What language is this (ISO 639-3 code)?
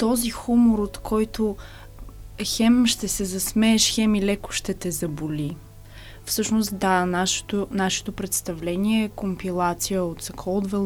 bul